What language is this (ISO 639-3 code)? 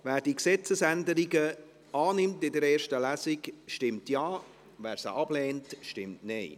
gsw